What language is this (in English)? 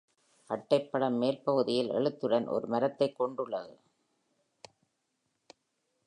Tamil